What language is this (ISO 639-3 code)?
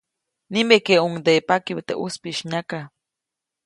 zoc